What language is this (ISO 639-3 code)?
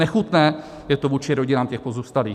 ces